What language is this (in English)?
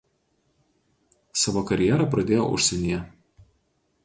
Lithuanian